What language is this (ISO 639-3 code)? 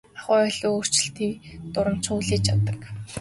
mon